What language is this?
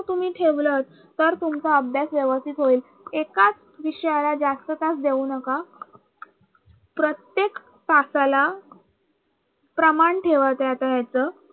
Marathi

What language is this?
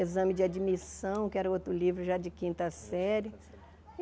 Portuguese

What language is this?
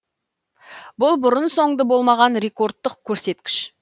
Kazakh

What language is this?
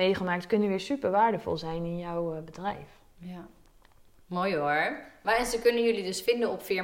Dutch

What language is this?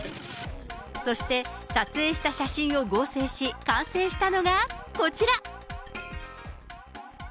Japanese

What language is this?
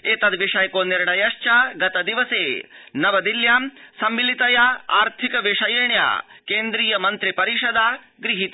Sanskrit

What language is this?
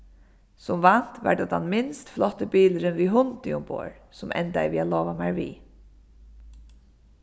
Faroese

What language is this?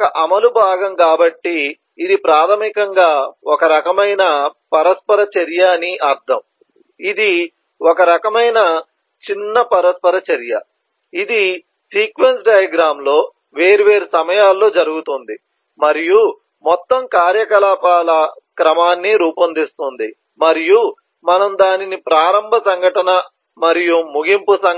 Telugu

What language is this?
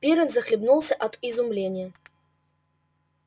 Russian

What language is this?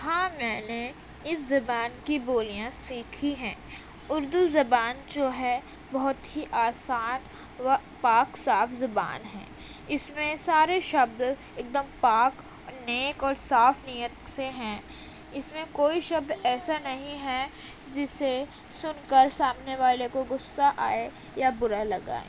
Urdu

